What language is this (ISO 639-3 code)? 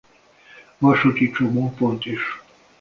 hun